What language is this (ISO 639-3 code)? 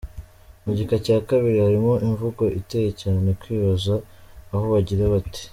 kin